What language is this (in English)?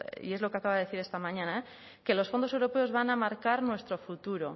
Spanish